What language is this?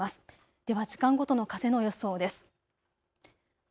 Japanese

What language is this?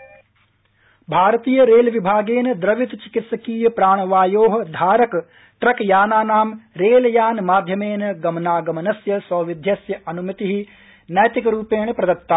Sanskrit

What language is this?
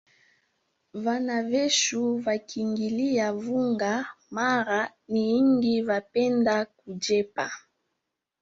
Swahili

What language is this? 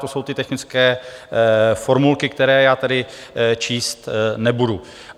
Czech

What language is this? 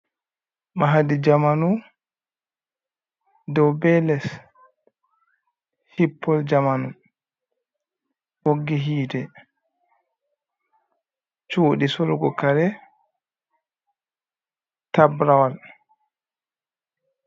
Fula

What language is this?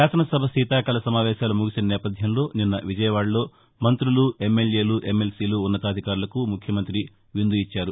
Telugu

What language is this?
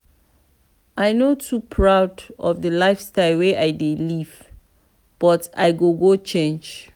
Nigerian Pidgin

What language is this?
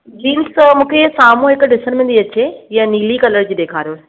Sindhi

